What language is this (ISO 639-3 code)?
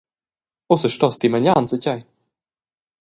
roh